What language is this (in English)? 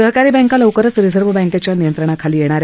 Marathi